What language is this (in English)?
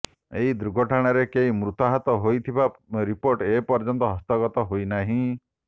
Odia